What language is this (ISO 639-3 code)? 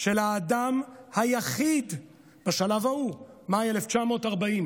heb